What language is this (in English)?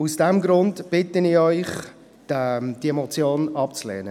Swiss German